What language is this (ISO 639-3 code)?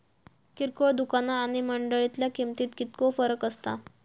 mar